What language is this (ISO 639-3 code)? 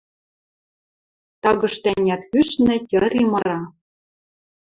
mrj